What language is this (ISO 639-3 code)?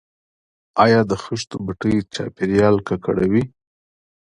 pus